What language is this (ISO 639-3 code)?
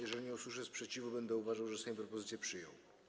pol